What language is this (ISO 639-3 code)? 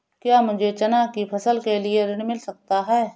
hin